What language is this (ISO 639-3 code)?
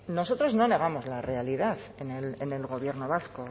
spa